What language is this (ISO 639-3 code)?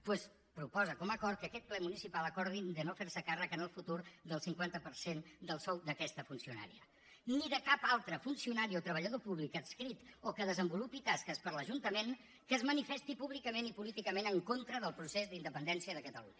cat